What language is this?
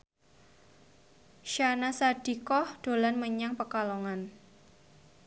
Javanese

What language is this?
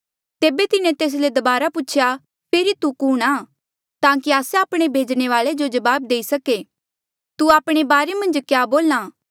Mandeali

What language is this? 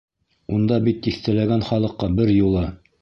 Bashkir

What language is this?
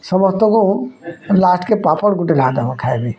Odia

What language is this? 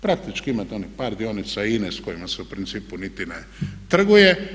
Croatian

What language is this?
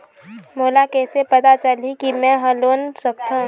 Chhattisgarhi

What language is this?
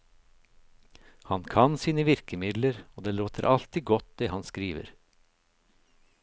Norwegian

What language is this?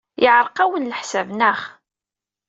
Kabyle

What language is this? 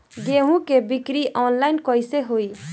Bhojpuri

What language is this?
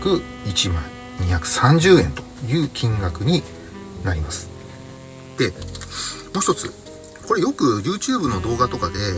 Japanese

